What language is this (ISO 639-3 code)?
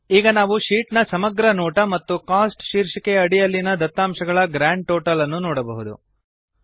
kan